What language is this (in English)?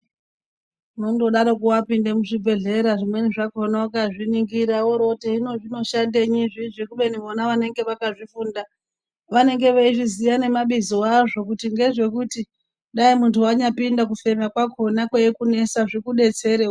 Ndau